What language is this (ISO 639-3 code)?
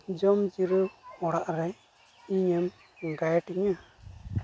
sat